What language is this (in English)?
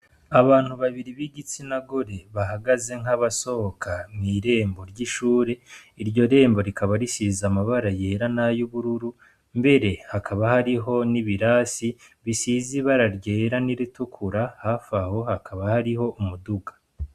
Rundi